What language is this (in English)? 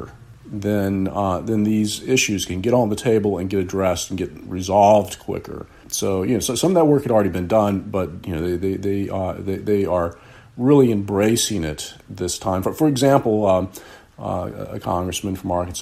English